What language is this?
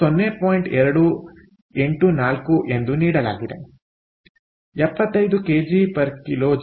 Kannada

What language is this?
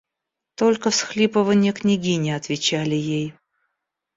Russian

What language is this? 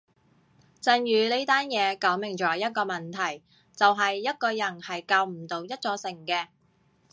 Cantonese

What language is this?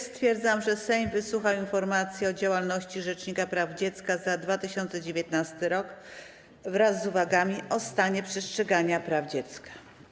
Polish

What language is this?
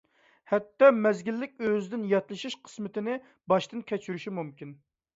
Uyghur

